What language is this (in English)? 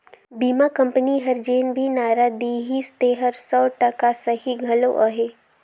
Chhattisgarhi